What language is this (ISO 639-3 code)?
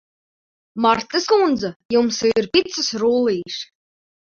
lav